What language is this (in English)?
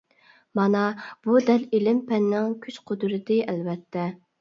Uyghur